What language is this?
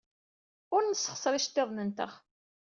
Kabyle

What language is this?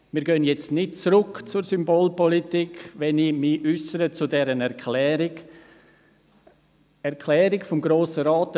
Swiss German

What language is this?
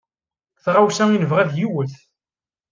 Kabyle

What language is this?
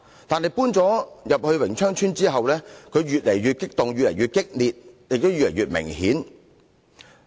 Cantonese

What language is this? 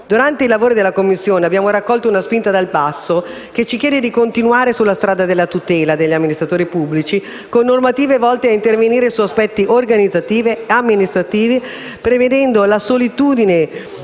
Italian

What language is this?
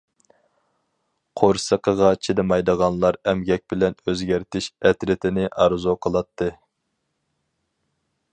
Uyghur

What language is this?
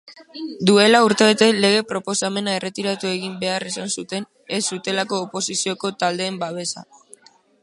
Basque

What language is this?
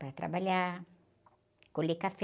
Portuguese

